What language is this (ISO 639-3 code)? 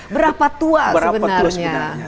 ind